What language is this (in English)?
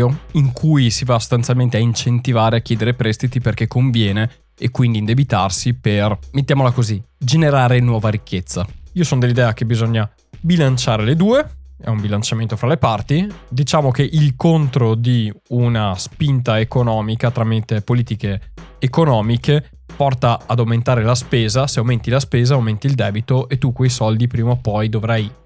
Italian